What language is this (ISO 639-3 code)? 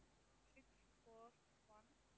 tam